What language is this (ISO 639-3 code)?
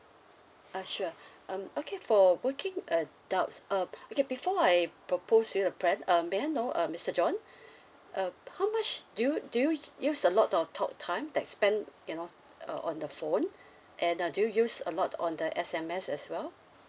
eng